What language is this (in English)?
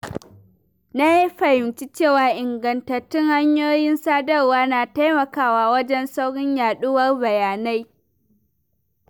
Hausa